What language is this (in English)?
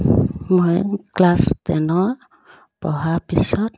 Assamese